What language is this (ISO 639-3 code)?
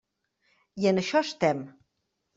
cat